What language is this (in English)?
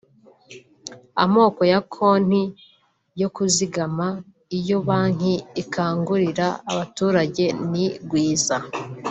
Kinyarwanda